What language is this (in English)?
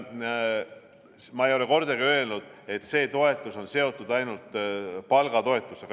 Estonian